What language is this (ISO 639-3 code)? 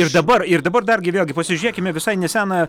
lit